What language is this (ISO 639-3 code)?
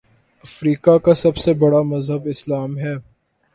urd